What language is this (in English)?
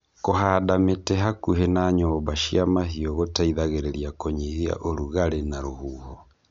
Kikuyu